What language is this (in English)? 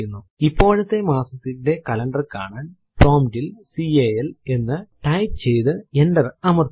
Malayalam